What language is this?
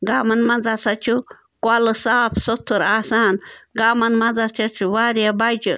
Kashmiri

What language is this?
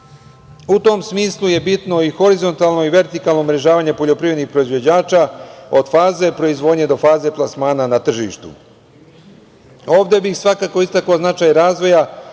Serbian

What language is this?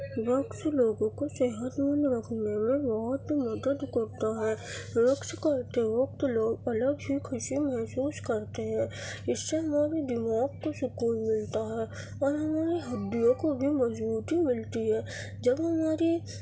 Urdu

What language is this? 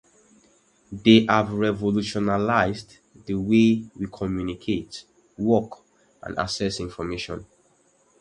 English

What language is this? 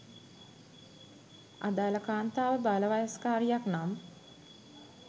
Sinhala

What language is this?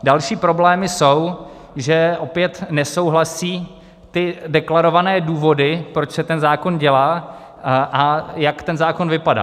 Czech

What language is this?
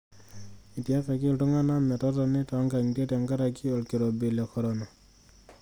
Masai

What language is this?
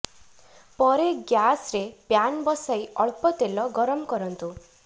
Odia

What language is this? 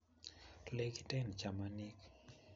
Kalenjin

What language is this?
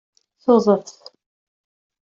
Kabyle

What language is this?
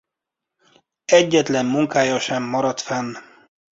Hungarian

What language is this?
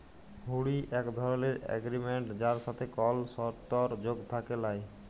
Bangla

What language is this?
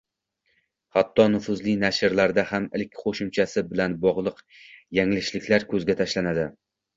Uzbek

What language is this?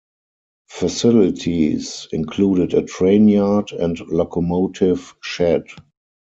English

